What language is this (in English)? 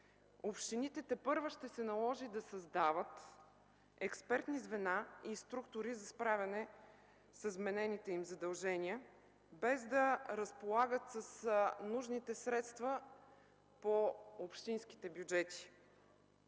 Bulgarian